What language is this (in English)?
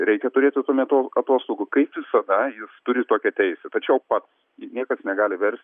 Lithuanian